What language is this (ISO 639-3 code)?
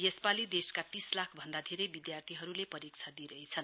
nep